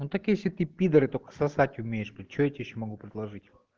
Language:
Russian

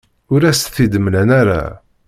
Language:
Kabyle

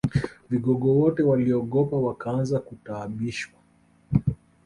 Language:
Swahili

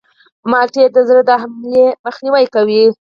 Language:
Pashto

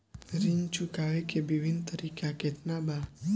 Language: Bhojpuri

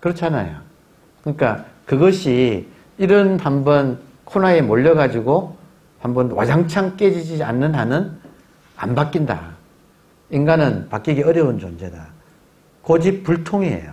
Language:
Korean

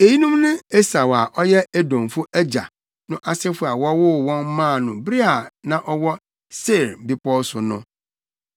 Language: Akan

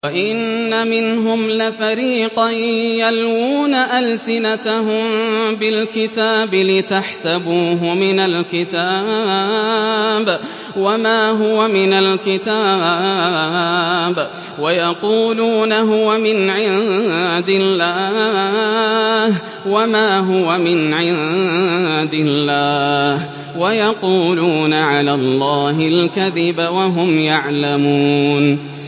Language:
Arabic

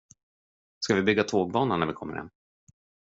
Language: Swedish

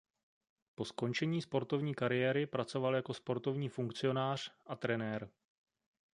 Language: Czech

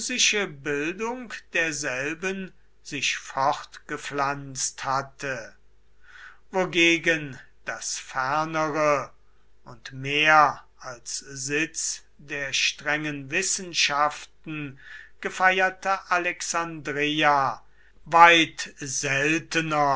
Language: German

